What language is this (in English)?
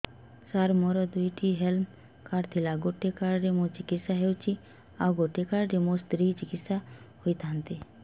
Odia